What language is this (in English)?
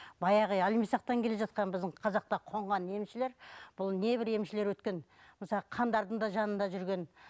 Kazakh